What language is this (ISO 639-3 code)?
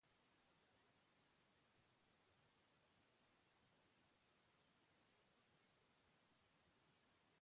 eus